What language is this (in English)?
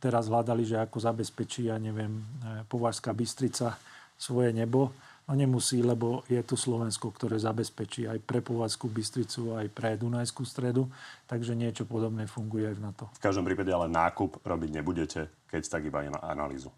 Slovak